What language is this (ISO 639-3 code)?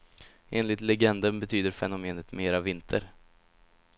swe